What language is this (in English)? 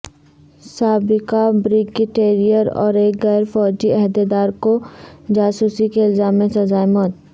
Urdu